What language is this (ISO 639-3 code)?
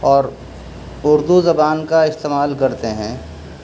urd